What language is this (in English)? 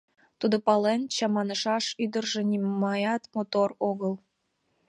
Mari